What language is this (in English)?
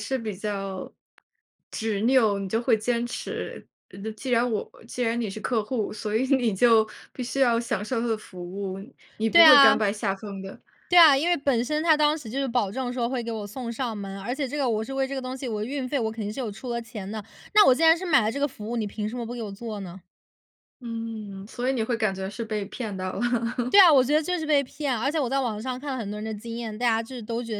Chinese